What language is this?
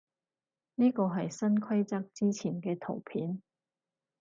Cantonese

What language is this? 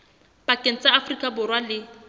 Southern Sotho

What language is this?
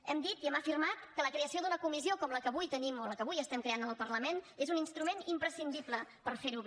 Catalan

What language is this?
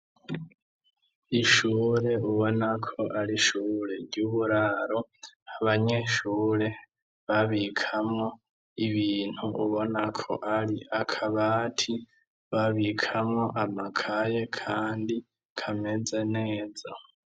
Rundi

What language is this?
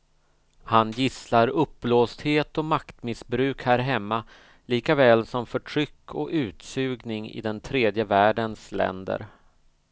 Swedish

